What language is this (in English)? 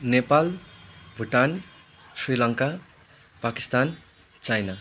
Nepali